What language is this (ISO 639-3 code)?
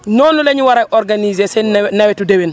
wol